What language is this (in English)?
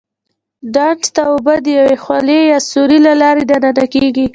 Pashto